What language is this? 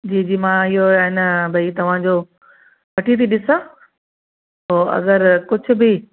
Sindhi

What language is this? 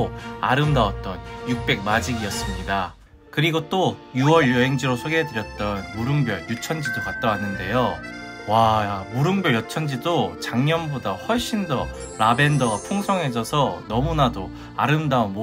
Korean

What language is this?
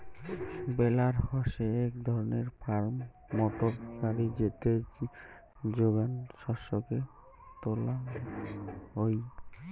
Bangla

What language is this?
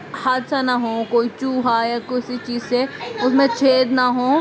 Urdu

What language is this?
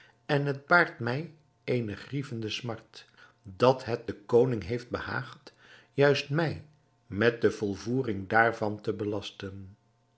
Dutch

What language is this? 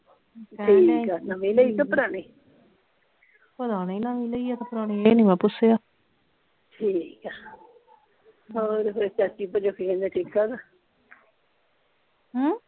Punjabi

